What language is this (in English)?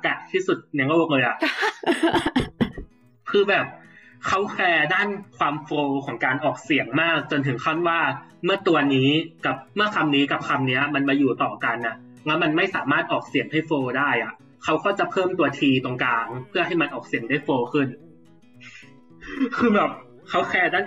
Thai